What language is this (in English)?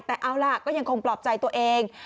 Thai